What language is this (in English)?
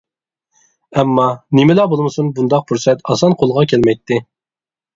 Uyghur